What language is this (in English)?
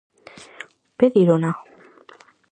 Galician